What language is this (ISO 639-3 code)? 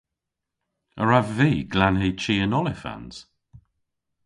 cor